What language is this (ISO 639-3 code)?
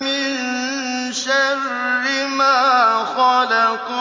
ara